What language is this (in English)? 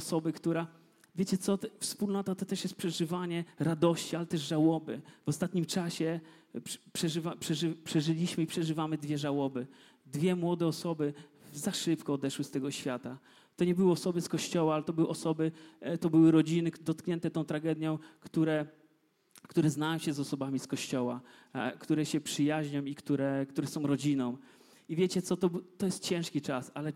Polish